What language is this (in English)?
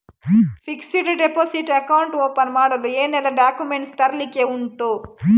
Kannada